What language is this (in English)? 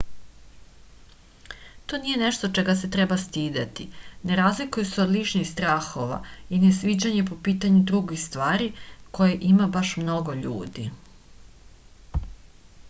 Serbian